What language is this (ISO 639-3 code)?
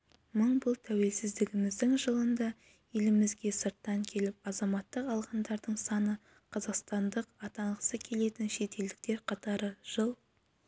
kaz